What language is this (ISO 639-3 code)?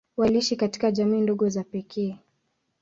swa